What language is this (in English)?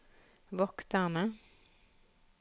Norwegian